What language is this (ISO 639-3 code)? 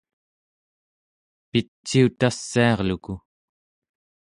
esu